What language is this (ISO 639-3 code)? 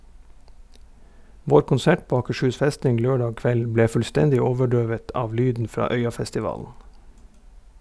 nor